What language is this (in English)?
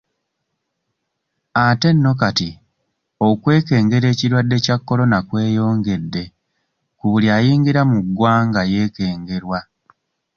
Ganda